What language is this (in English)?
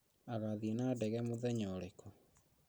Kikuyu